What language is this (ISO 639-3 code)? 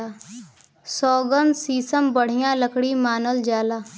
bho